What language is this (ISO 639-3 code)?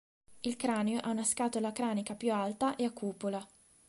ita